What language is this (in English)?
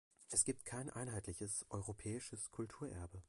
German